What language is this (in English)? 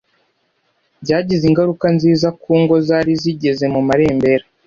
Kinyarwanda